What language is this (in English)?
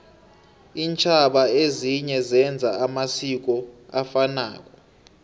South Ndebele